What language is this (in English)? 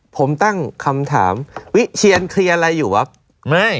Thai